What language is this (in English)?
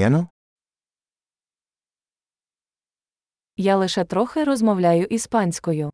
Ukrainian